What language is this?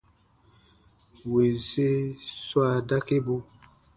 Baatonum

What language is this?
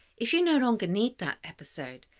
English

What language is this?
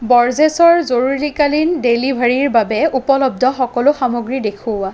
Assamese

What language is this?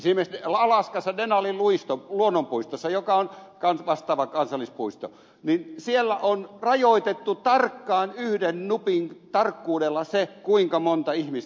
Finnish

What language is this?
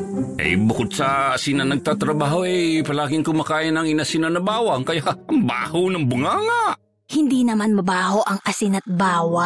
Filipino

